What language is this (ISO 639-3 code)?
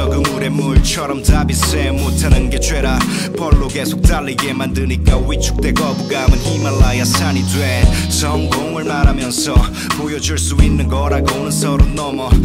ron